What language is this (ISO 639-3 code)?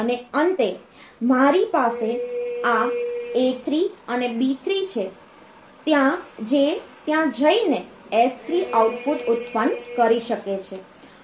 guj